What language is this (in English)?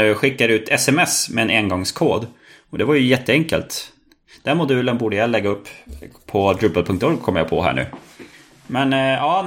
Swedish